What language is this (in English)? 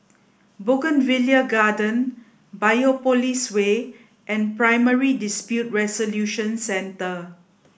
English